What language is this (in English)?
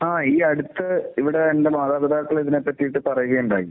Malayalam